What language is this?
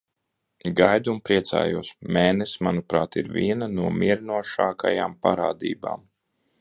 Latvian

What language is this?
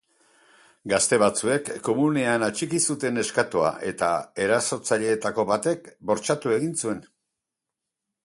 Basque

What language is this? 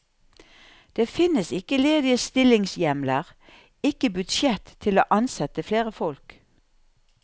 Norwegian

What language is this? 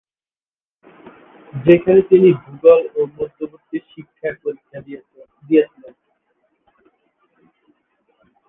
Bangla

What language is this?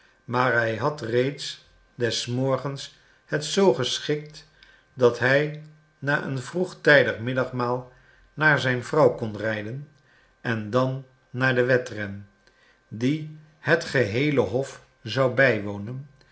Dutch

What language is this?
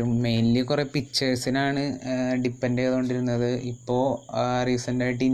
Malayalam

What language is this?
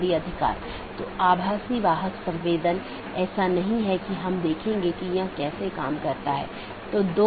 Hindi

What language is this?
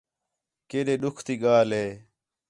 Khetrani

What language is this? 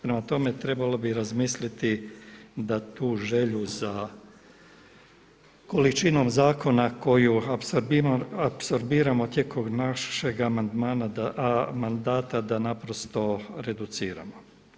Croatian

